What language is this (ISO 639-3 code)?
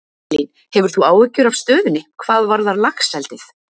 isl